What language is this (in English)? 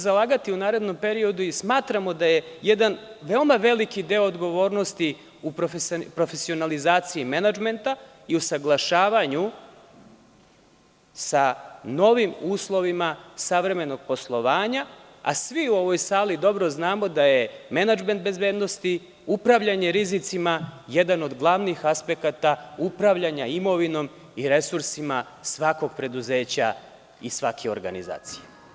Serbian